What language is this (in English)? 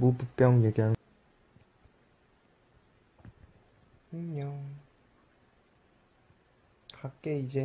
Korean